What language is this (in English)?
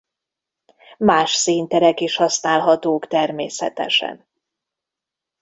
Hungarian